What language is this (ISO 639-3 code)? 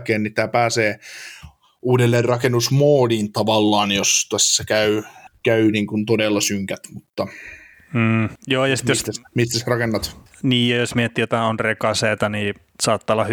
fin